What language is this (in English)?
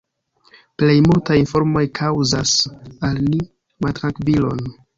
Esperanto